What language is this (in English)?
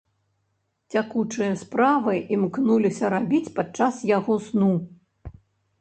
Belarusian